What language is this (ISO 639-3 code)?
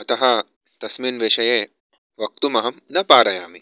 san